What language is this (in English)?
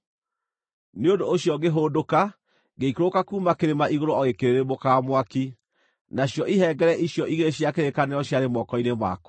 Kikuyu